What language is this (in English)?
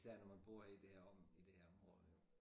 Danish